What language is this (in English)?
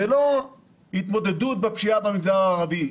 Hebrew